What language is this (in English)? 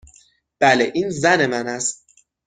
Persian